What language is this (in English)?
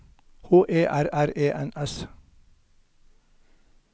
Norwegian